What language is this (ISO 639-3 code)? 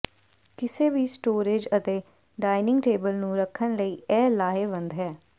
pan